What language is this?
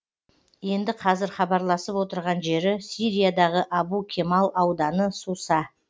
Kazakh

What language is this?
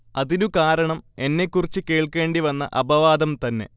Malayalam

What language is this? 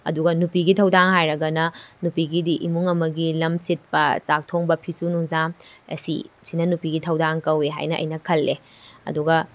Manipuri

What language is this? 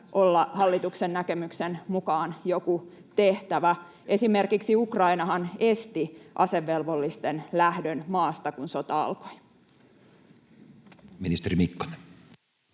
Finnish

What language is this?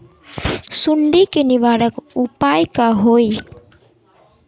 Magahi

